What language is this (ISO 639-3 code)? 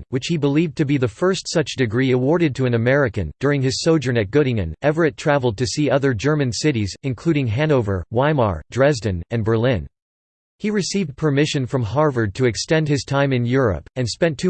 eng